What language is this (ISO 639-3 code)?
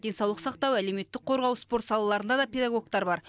kaz